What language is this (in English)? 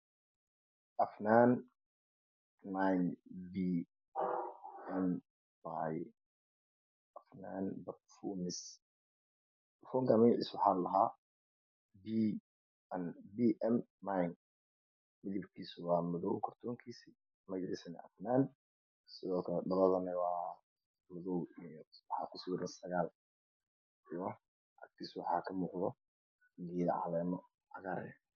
Somali